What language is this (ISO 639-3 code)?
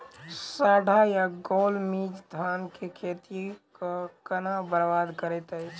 mai